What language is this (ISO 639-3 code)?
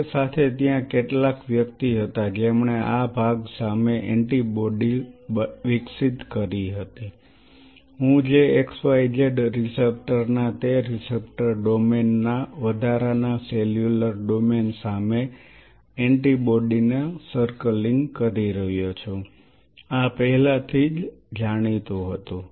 guj